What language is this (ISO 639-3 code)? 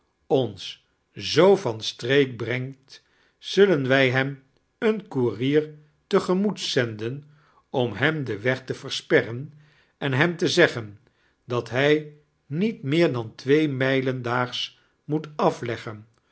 nld